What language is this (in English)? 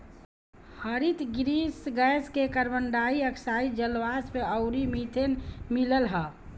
Bhojpuri